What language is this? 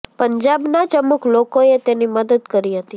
Gujarati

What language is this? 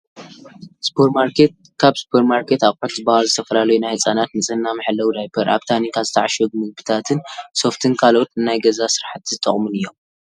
Tigrinya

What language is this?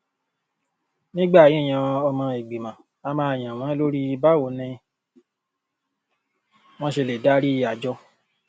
Yoruba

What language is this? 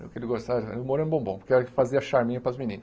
Portuguese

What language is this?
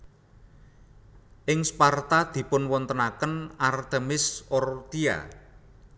Javanese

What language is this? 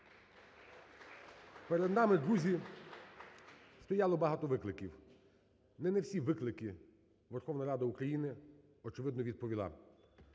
Ukrainian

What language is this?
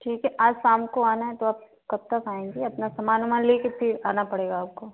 Hindi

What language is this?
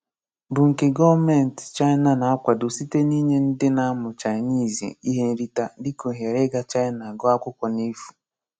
Igbo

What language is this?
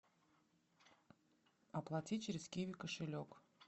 Russian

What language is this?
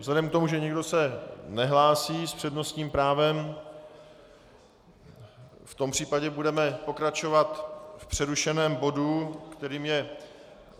Czech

